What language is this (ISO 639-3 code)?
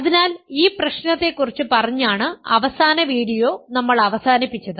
mal